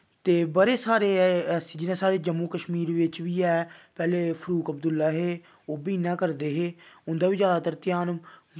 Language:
Dogri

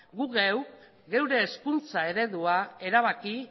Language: Basque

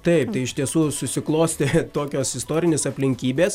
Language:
Lithuanian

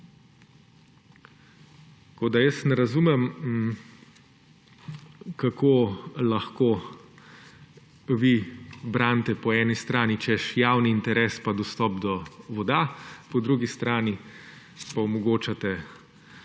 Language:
Slovenian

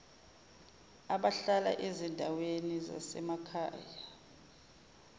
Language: Zulu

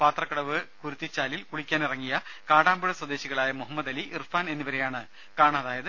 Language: Malayalam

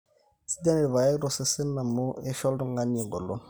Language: Masai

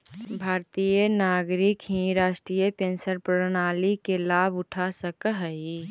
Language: Magahi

